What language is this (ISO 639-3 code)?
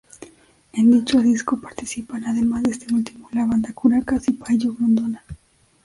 spa